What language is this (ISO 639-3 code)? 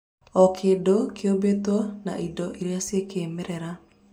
kik